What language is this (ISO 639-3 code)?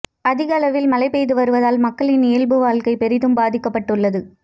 tam